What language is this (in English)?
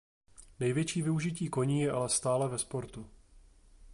Czech